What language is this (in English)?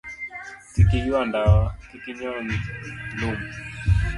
Luo (Kenya and Tanzania)